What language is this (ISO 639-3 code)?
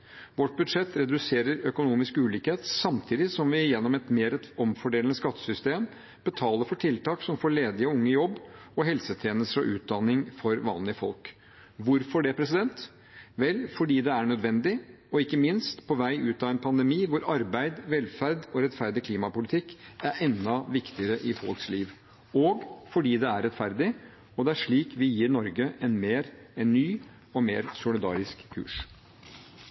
nob